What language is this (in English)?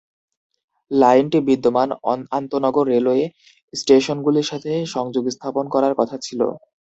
Bangla